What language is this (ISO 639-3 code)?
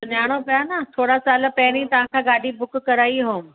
snd